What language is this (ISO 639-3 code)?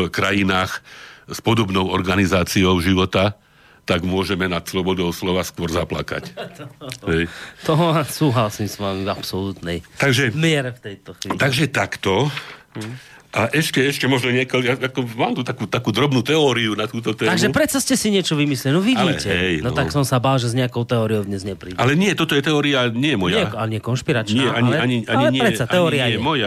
slk